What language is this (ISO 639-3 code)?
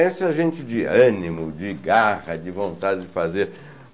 por